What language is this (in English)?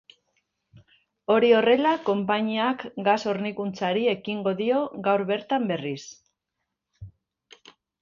Basque